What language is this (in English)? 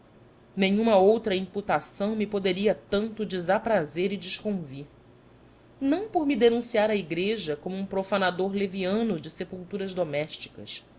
Portuguese